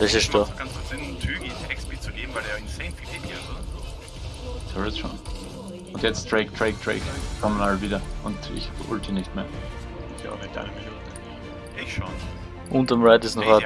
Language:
German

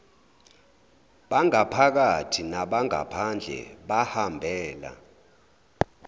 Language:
Zulu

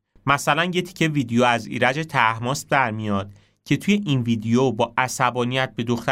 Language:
Persian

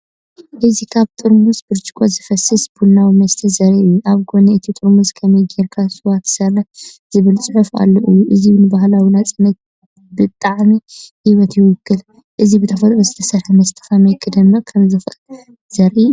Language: Tigrinya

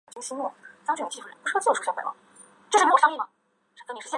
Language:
Chinese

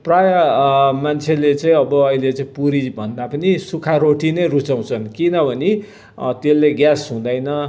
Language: Nepali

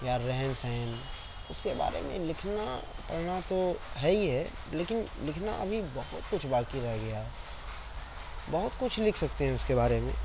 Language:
Urdu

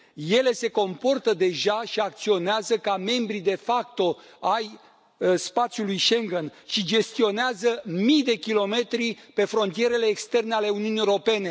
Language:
Romanian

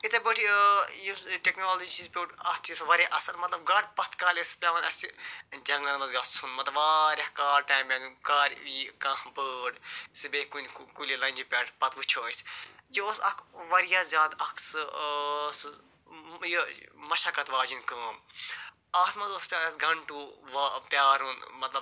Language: Kashmiri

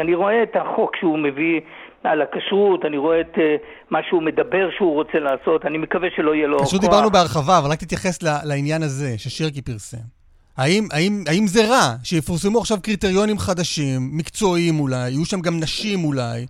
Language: Hebrew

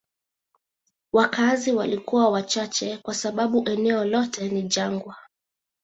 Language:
Swahili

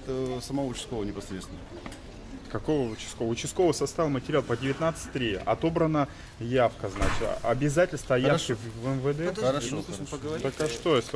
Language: Russian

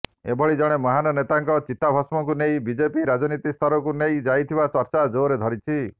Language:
Odia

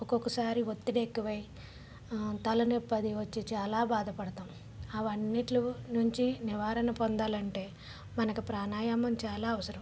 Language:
Telugu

